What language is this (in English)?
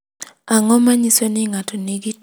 Luo (Kenya and Tanzania)